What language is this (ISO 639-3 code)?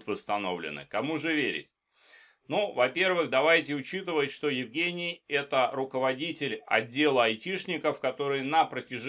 rus